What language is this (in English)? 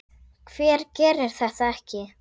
Icelandic